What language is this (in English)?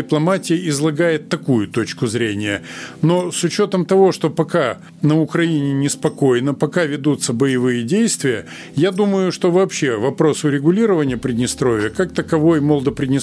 Russian